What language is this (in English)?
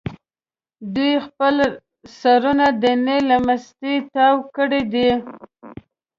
Pashto